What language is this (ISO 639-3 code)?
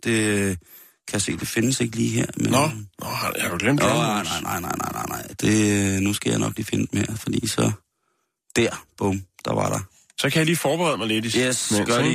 dan